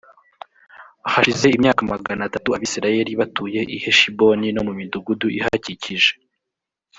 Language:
Kinyarwanda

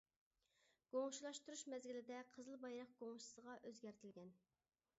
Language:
Uyghur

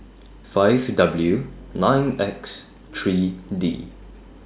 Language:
English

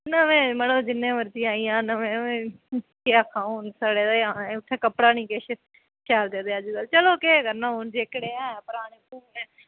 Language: Dogri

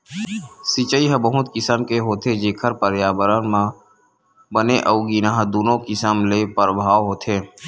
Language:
Chhattisgarhi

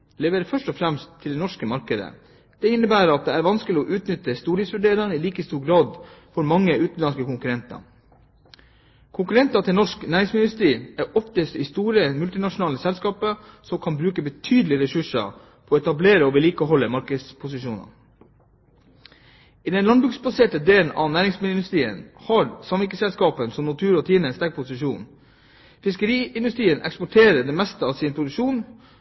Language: Norwegian Bokmål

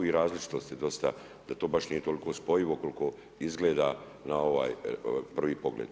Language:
Croatian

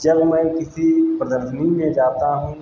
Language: Hindi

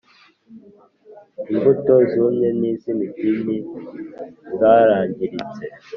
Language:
Kinyarwanda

